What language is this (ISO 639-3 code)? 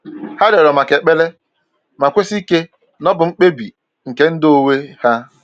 ibo